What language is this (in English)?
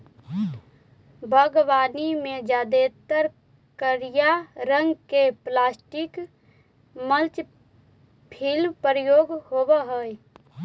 Magahi